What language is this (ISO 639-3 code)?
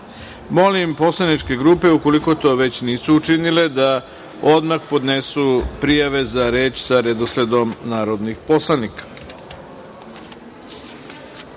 srp